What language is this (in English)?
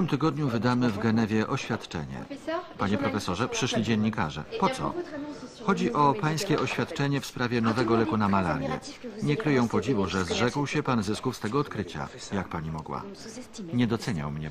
Polish